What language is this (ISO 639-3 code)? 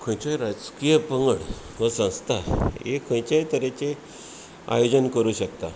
kok